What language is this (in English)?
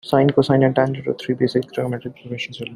English